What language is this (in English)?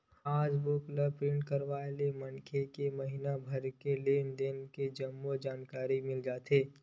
Chhattisgarhi